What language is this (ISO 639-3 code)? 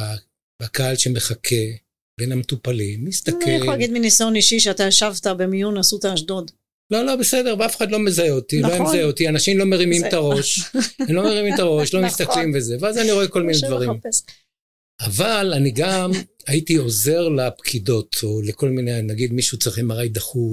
heb